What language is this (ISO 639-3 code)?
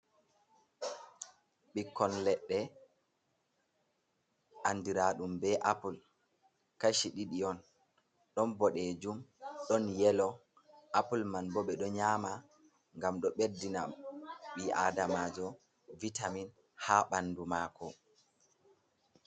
ful